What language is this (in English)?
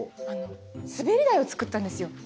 Japanese